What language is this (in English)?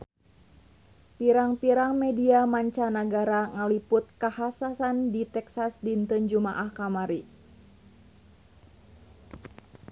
Sundanese